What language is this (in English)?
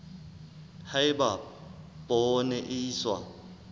Southern Sotho